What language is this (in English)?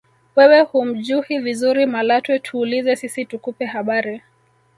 Swahili